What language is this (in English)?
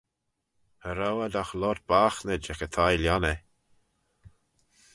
Manx